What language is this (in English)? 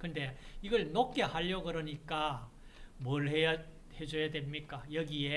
Korean